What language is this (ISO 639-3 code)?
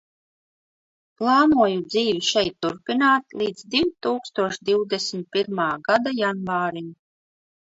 lav